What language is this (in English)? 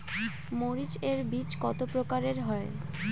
Bangla